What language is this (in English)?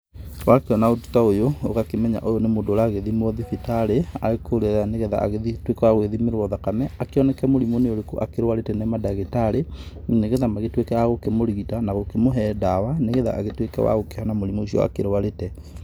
Kikuyu